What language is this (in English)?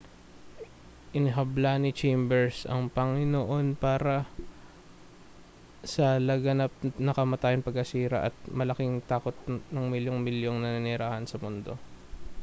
Filipino